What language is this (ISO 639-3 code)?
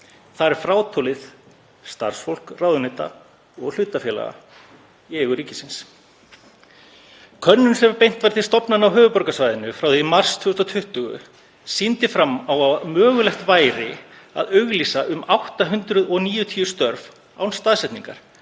isl